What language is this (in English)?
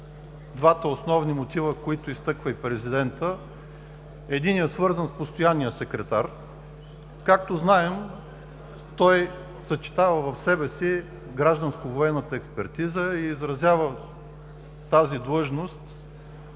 Bulgarian